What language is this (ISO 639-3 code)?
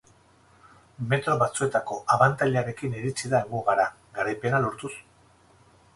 eus